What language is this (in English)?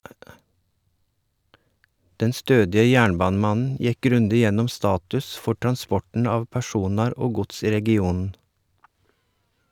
Norwegian